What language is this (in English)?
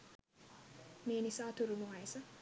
Sinhala